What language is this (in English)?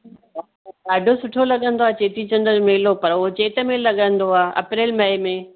Sindhi